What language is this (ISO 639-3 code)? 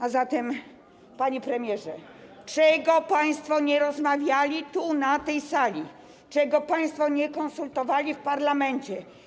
pol